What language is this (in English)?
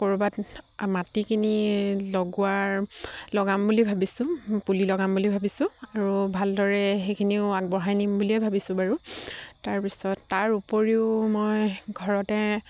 Assamese